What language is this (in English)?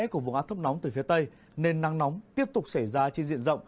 Vietnamese